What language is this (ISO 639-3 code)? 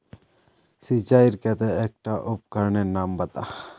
mag